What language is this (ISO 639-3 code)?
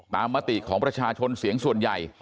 tha